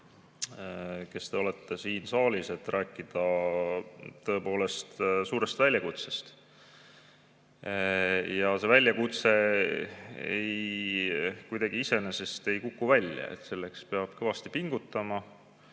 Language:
Estonian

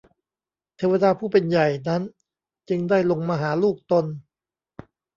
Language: Thai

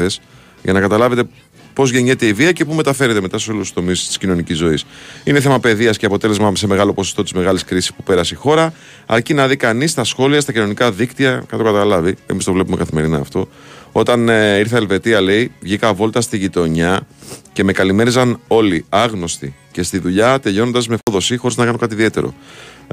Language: Greek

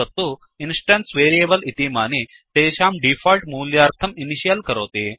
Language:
Sanskrit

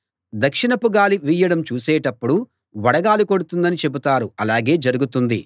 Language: Telugu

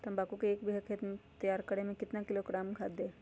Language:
Magahi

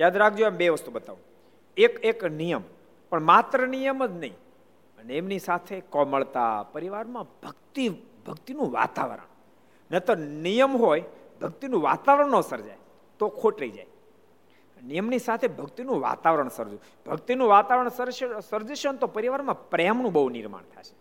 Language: Gujarati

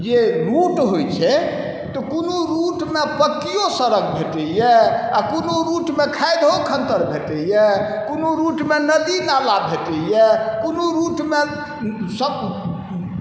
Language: Maithili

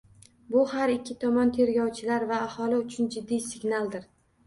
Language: Uzbek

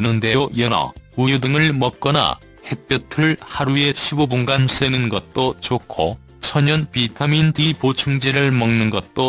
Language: Korean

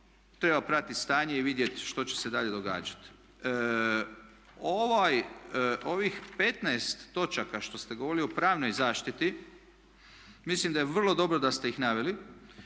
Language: Croatian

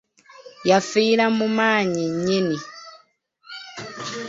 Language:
Ganda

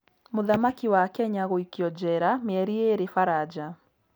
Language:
Kikuyu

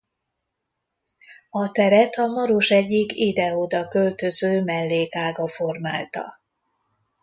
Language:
Hungarian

